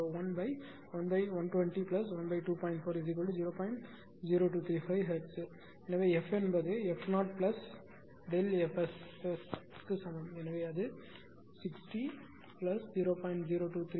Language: Tamil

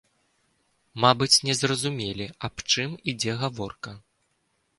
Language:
Belarusian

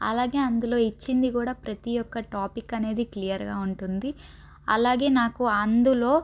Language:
Telugu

